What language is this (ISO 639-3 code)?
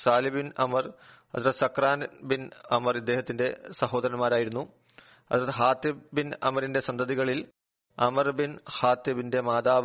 mal